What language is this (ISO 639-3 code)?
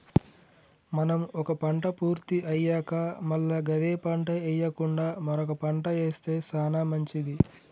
tel